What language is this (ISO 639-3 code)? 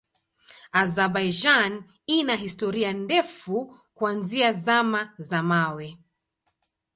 swa